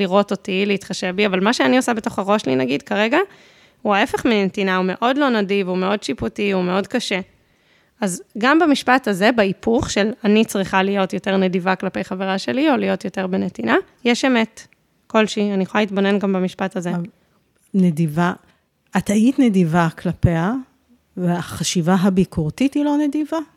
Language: Hebrew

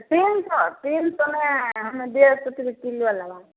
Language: Maithili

